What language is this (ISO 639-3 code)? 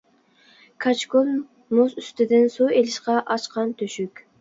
uig